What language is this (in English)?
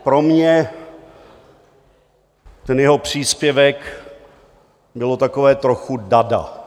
Czech